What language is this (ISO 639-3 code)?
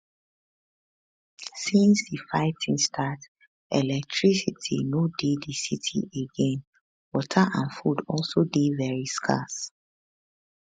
pcm